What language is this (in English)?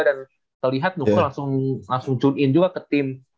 Indonesian